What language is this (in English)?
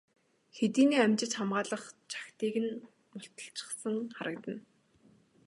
Mongolian